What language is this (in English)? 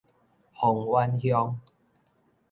Min Nan Chinese